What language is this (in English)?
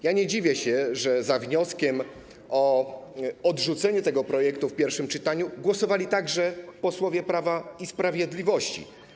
Polish